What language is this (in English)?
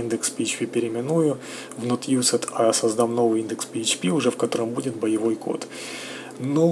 Russian